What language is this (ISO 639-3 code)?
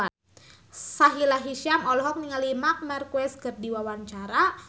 sun